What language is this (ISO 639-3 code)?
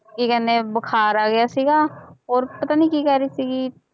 pan